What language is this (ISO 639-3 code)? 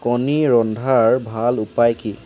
asm